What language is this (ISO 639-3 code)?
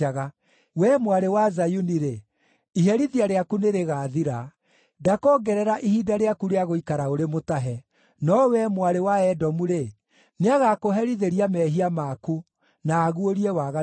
kik